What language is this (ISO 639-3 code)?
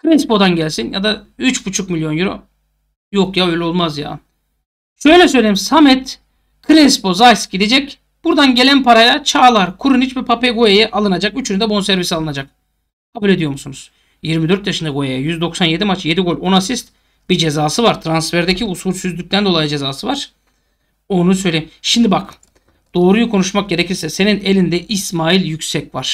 tur